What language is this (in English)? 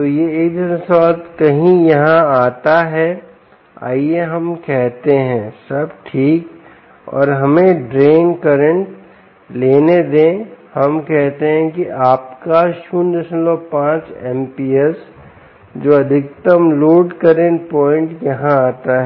Hindi